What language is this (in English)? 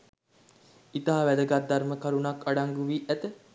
Sinhala